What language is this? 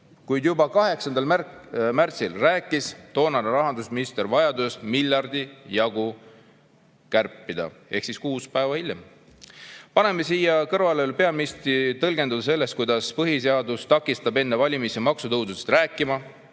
Estonian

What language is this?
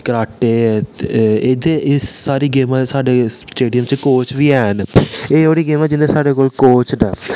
Dogri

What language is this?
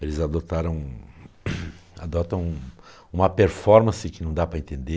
Portuguese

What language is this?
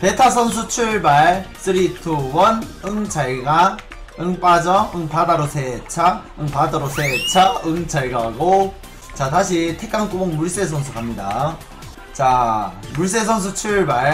Korean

